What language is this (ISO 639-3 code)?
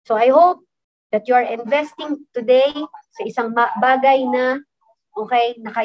fil